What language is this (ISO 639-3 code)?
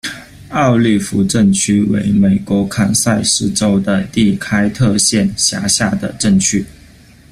zho